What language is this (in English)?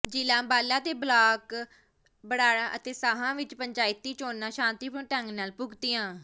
Punjabi